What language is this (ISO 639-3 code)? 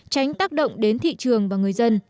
vie